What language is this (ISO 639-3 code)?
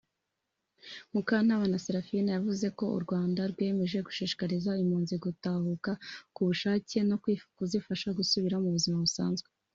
kin